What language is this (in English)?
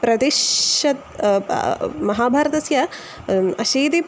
Sanskrit